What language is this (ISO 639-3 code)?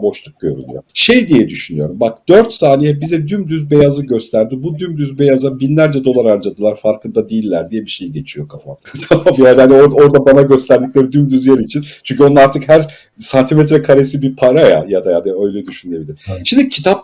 tur